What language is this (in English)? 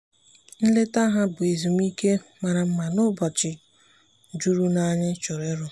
Igbo